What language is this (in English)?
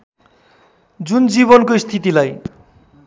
Nepali